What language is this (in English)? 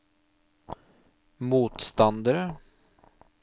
Norwegian